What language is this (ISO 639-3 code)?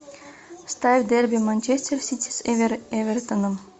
rus